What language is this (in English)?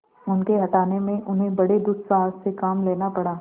Hindi